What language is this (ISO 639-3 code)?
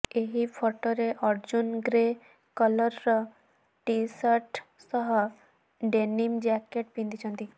ori